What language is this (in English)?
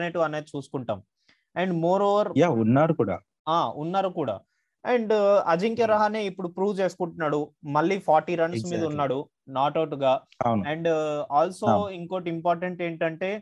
Telugu